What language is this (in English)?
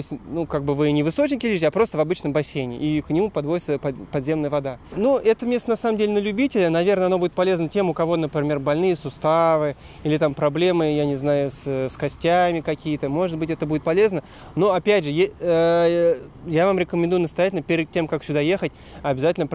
Russian